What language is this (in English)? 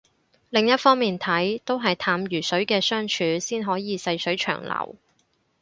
Cantonese